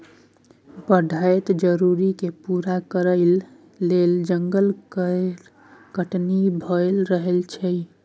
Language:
Maithili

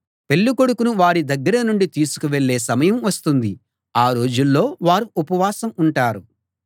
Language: Telugu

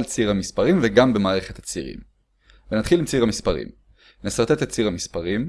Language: Hebrew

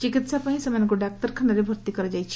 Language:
Odia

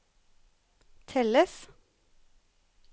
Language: Norwegian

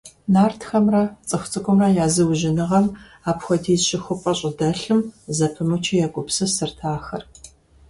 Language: Kabardian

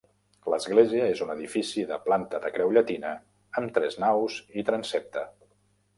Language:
Catalan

